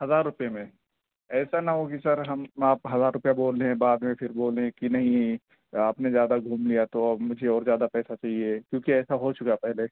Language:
Urdu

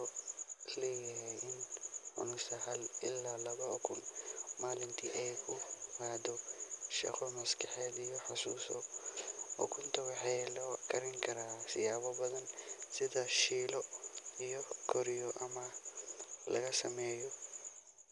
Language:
Somali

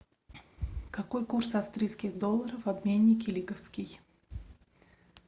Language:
Russian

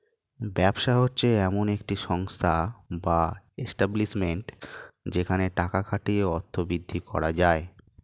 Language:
Bangla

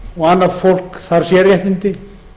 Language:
Icelandic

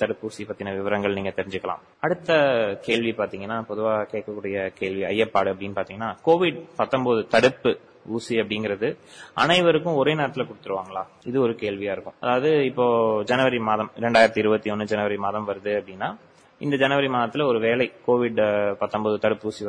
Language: Tamil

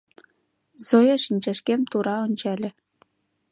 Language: Mari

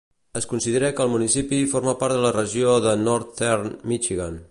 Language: Catalan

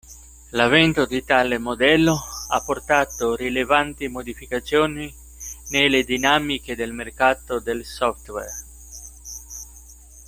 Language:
Italian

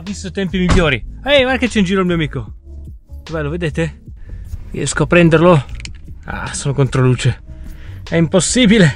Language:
Italian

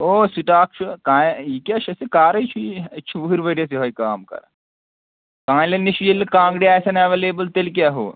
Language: Kashmiri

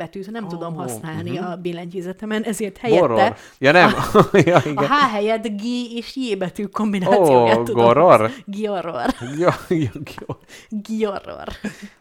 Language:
Hungarian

